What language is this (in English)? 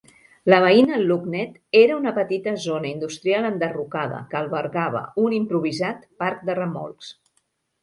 Catalan